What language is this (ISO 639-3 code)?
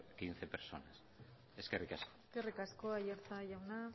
eus